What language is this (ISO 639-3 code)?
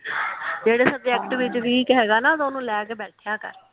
pan